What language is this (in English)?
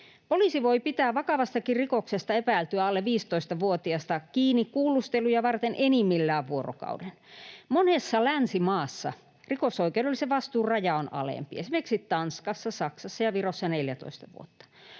Finnish